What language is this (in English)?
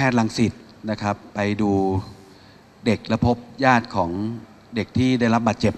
Thai